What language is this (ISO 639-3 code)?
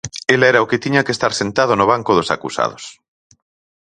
glg